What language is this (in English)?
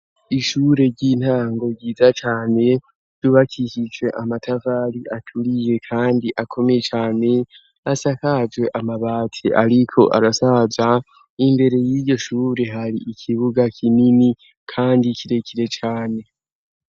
Rundi